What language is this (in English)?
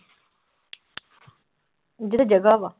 Punjabi